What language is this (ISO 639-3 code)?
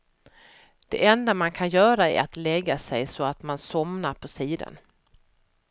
swe